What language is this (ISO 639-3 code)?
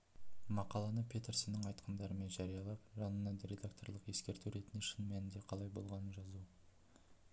kaz